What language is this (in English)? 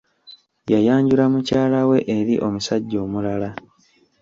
Ganda